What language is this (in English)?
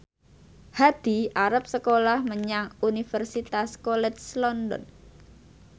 Javanese